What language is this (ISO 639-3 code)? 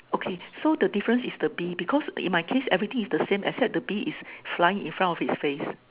eng